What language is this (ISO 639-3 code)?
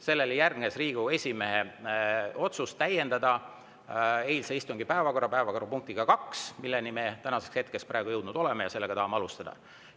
est